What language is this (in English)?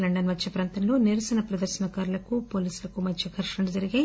Telugu